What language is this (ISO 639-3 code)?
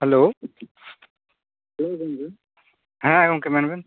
sat